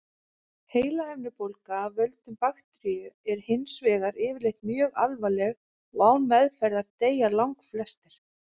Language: Icelandic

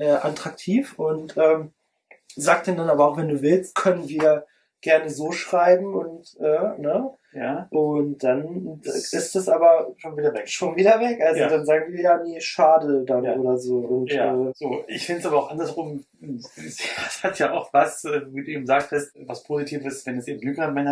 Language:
German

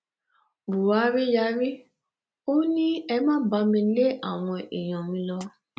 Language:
Yoruba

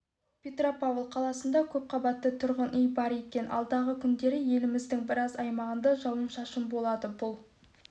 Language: Kazakh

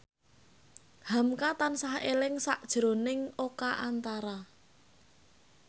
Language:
Javanese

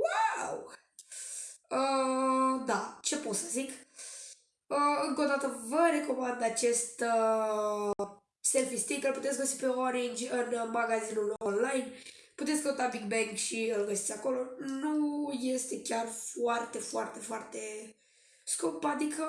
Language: Romanian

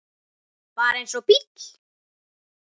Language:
Icelandic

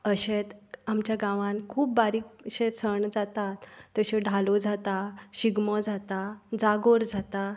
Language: Konkani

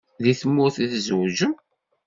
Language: Kabyle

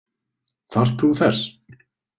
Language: Icelandic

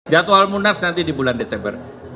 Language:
Indonesian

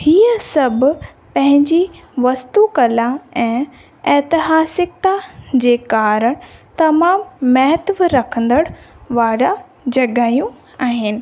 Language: Sindhi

